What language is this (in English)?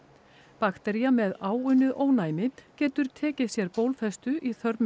Icelandic